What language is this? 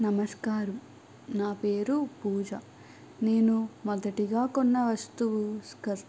Telugu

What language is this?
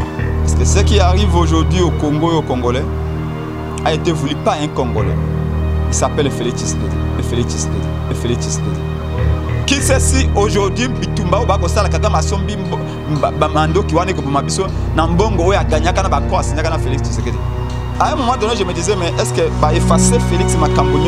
French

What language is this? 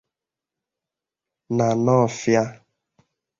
Igbo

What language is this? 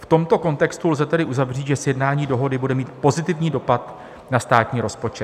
Czech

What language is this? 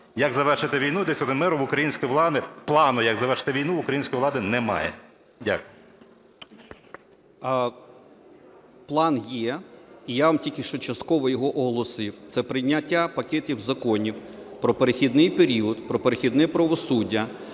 Ukrainian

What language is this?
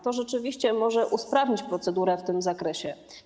Polish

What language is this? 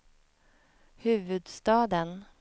Swedish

